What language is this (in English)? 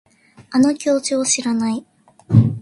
Japanese